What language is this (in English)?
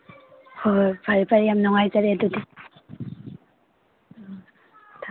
Manipuri